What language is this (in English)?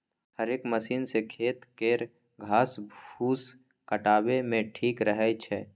Maithili